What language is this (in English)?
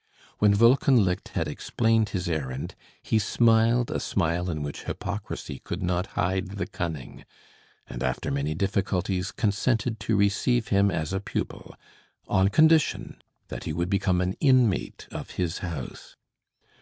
English